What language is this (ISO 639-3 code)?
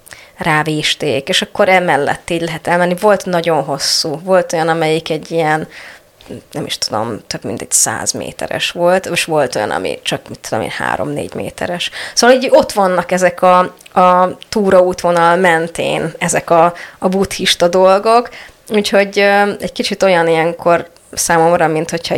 hun